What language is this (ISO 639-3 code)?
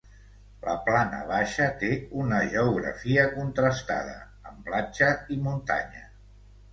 cat